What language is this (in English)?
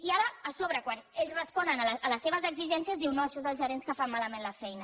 Catalan